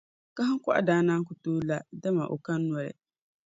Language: Dagbani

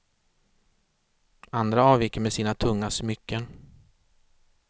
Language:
Swedish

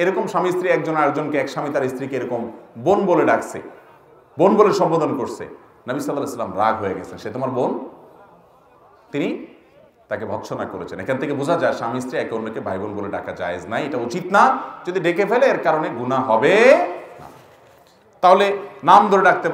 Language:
Arabic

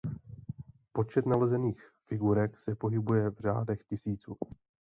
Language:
Czech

